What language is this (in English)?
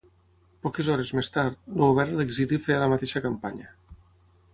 Catalan